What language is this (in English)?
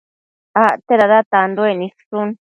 Matsés